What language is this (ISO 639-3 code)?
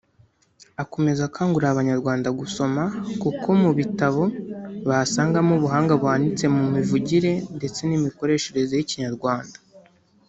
kin